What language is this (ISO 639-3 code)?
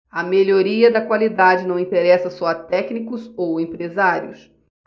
por